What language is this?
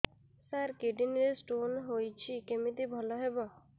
Odia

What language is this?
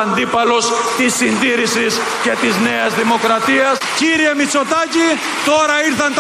Greek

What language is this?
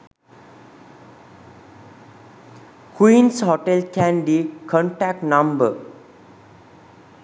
Sinhala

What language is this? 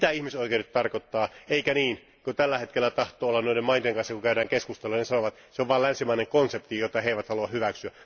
Finnish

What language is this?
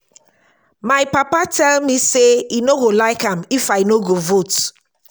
Nigerian Pidgin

